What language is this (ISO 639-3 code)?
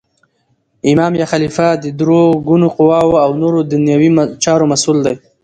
pus